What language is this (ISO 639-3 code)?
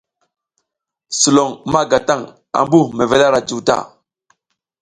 giz